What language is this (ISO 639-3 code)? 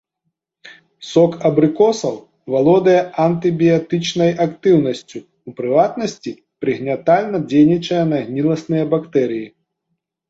bel